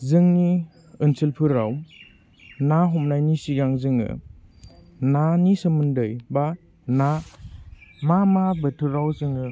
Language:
Bodo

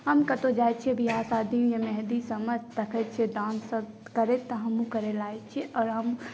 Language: Maithili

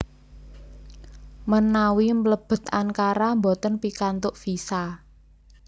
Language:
Javanese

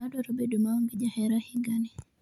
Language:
Luo (Kenya and Tanzania)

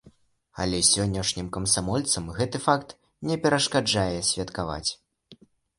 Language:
Belarusian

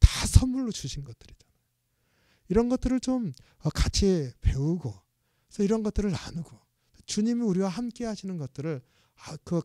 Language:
Korean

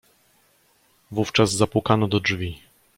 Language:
Polish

